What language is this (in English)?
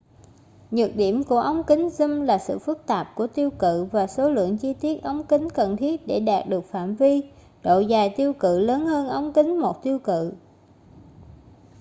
Vietnamese